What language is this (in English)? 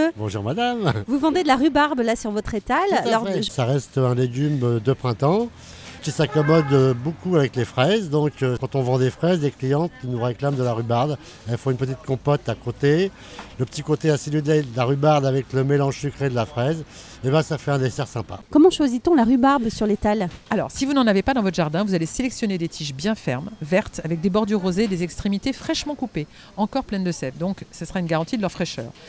French